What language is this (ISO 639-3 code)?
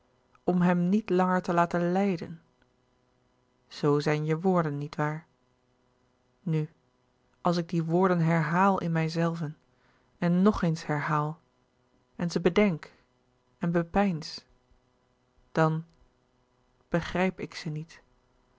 nld